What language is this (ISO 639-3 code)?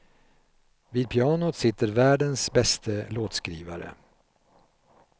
swe